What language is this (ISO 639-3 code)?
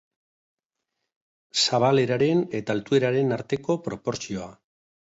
eus